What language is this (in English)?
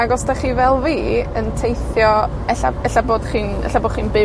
Welsh